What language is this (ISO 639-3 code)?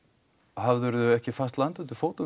isl